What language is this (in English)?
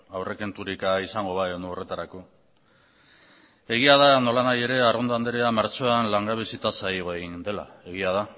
Basque